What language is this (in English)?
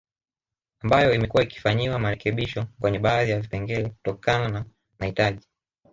Swahili